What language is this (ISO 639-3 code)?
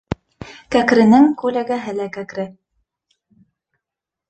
bak